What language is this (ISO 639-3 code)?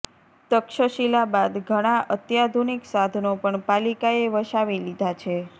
guj